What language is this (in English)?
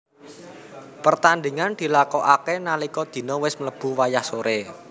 Javanese